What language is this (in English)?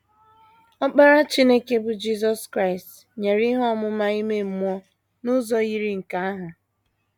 Igbo